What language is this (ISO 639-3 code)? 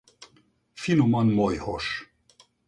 hun